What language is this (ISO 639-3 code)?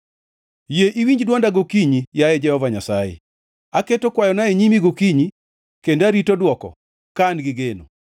luo